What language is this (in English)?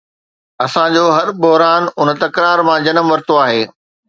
Sindhi